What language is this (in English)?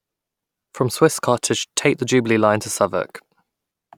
English